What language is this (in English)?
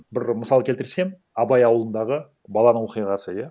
Kazakh